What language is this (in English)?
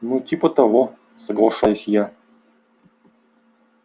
Russian